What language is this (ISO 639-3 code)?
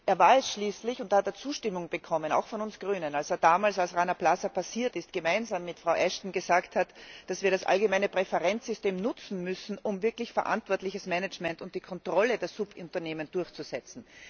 deu